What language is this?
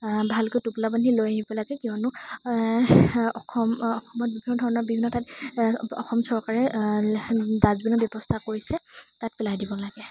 Assamese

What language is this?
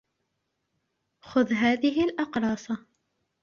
Arabic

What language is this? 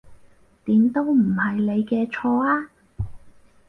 Cantonese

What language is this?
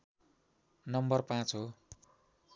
Nepali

